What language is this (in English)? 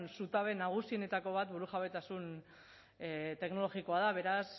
Basque